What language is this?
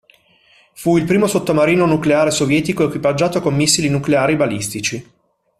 Italian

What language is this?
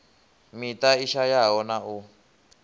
Venda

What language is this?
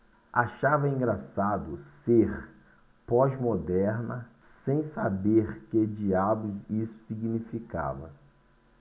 Portuguese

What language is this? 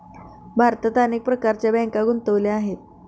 Marathi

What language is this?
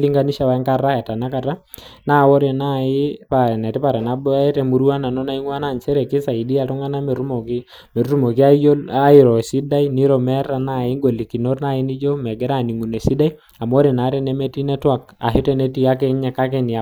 Masai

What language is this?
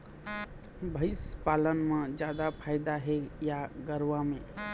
Chhattisgarhi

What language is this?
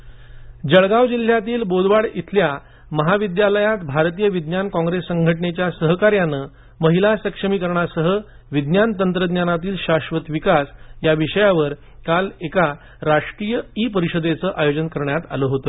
Marathi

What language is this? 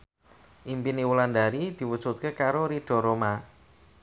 Javanese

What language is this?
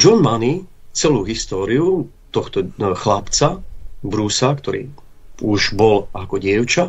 Czech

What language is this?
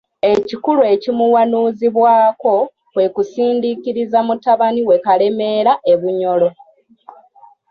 Ganda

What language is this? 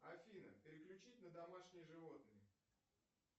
Russian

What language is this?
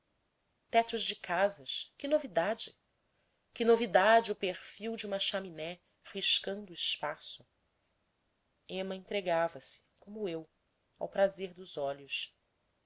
Portuguese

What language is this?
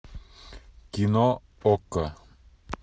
Russian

